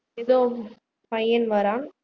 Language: Tamil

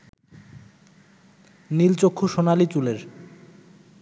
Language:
Bangla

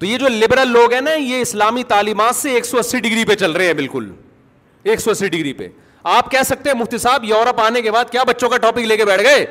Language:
Urdu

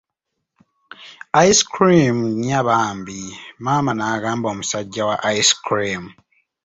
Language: Ganda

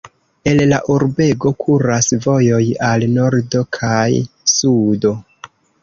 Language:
Esperanto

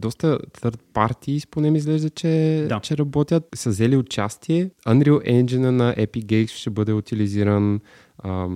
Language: Bulgarian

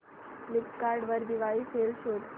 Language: Marathi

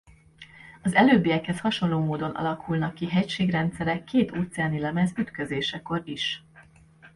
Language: Hungarian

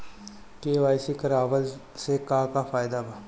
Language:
Bhojpuri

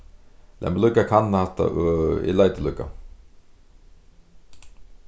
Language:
Faroese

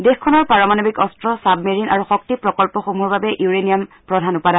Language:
Assamese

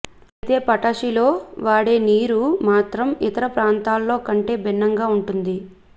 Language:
Telugu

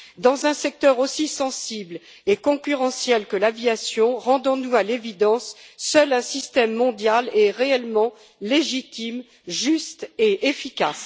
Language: French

